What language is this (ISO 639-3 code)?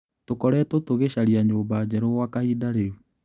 kik